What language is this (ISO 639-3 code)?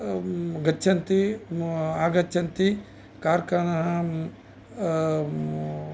san